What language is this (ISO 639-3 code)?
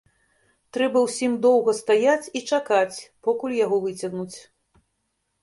bel